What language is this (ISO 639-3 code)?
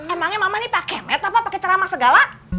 ind